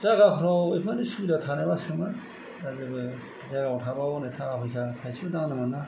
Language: Bodo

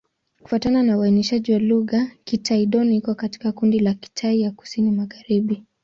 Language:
Swahili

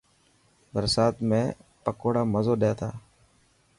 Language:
Dhatki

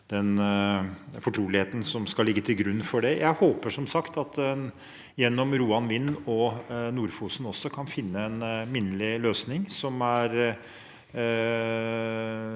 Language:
Norwegian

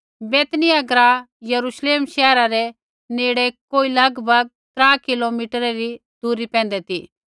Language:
Kullu Pahari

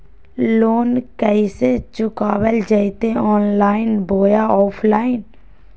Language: Magahi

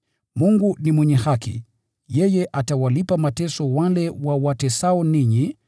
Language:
Swahili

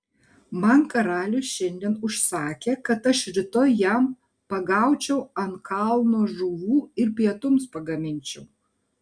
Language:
Lithuanian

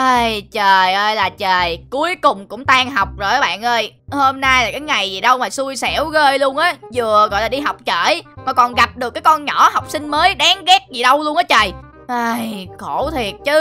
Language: Vietnamese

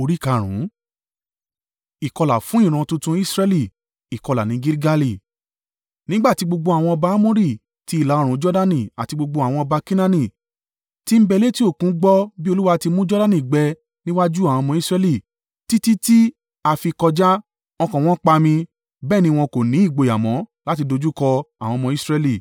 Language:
Yoruba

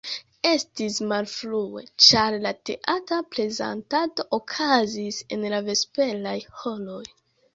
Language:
Esperanto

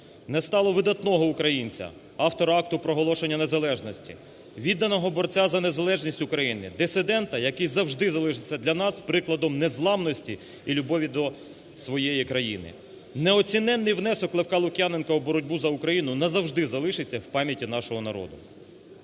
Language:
Ukrainian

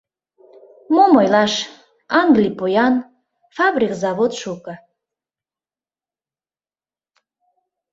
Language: Mari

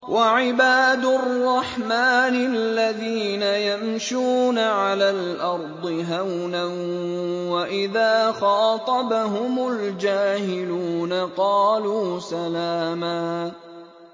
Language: Arabic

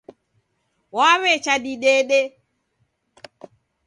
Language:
Taita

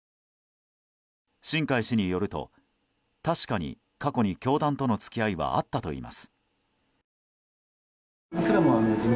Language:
Japanese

